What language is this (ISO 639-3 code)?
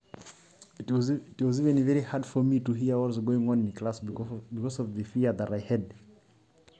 mas